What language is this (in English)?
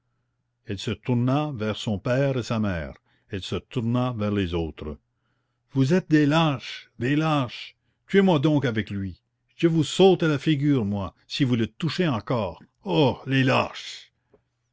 French